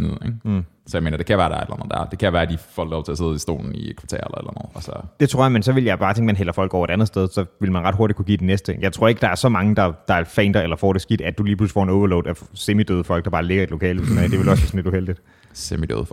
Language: Danish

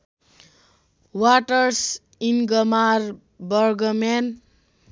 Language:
Nepali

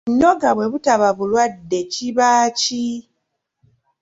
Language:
Ganda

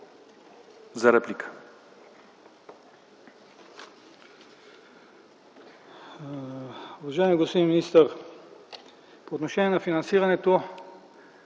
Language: Bulgarian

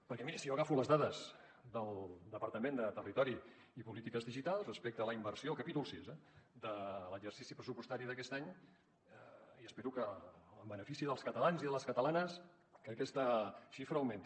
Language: Catalan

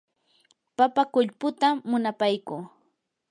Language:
Yanahuanca Pasco Quechua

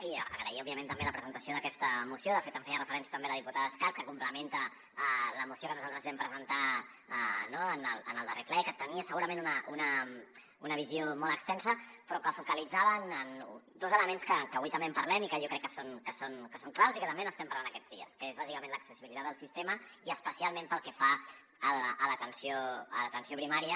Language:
Catalan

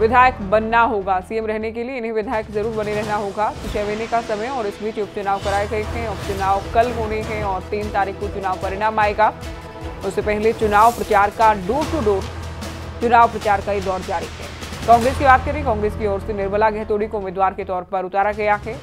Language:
Hindi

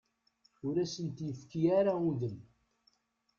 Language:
Kabyle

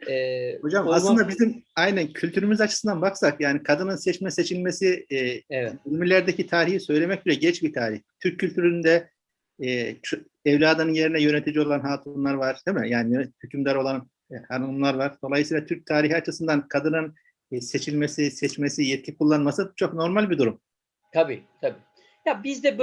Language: Turkish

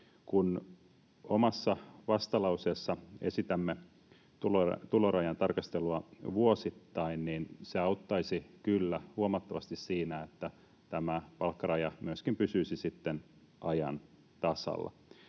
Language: Finnish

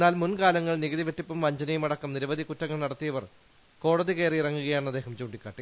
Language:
Malayalam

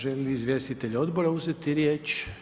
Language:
Croatian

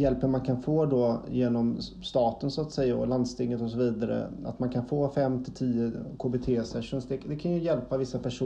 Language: Swedish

